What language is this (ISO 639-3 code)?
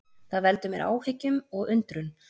isl